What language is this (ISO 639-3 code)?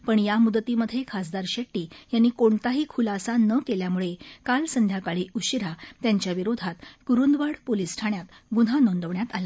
mar